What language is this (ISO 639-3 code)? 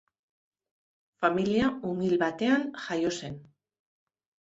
eus